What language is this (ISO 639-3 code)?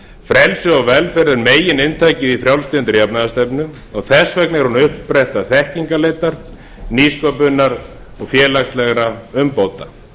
isl